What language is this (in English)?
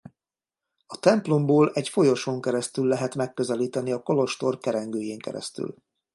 Hungarian